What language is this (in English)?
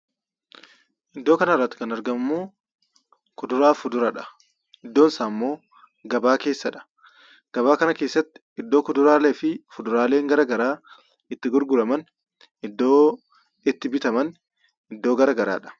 Oromo